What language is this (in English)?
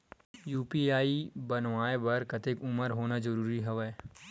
Chhattisgarhi